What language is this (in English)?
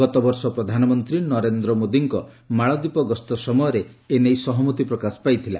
Odia